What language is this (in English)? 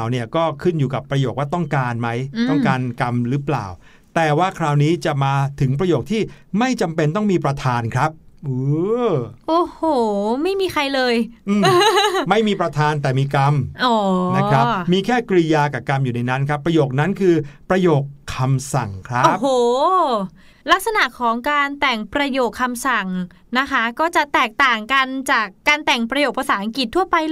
Thai